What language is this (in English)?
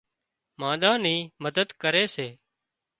Wadiyara Koli